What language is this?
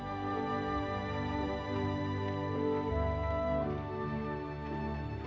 Indonesian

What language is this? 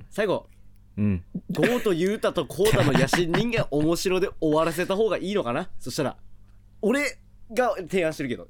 Japanese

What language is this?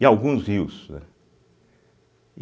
Portuguese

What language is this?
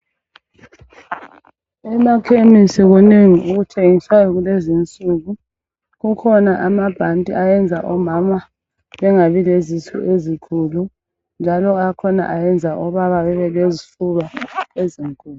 North Ndebele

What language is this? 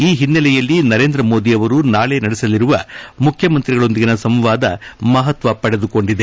Kannada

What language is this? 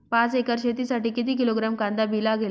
Marathi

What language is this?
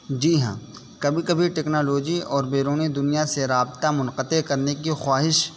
Urdu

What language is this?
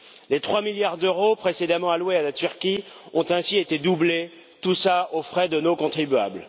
French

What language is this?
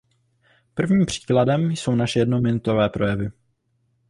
Czech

